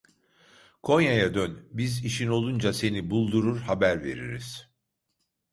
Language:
Turkish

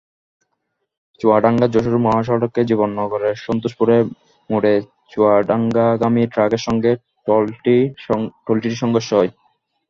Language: Bangla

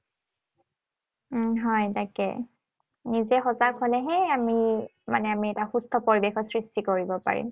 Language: Assamese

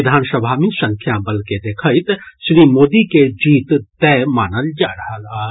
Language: Maithili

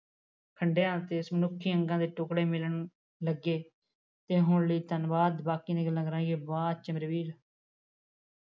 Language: Punjabi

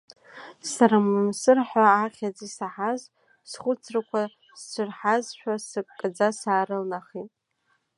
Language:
Abkhazian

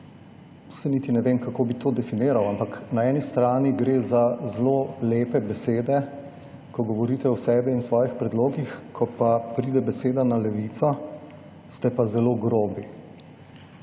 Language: Slovenian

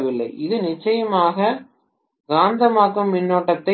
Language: Tamil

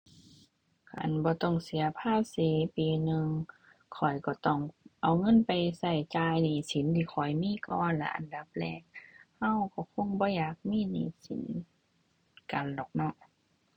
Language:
Thai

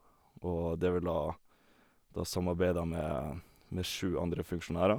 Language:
Norwegian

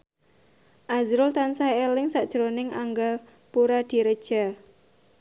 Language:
Javanese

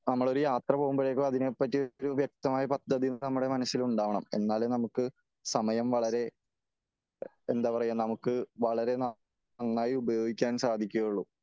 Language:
Malayalam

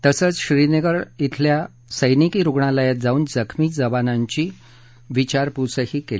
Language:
Marathi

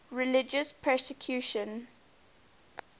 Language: English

